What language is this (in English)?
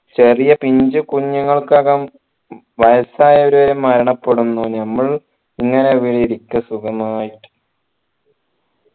Malayalam